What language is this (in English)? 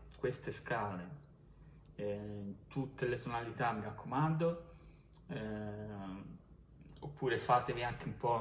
Italian